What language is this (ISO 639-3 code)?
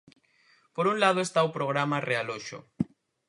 glg